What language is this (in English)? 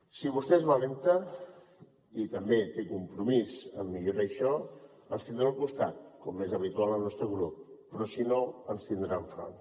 Catalan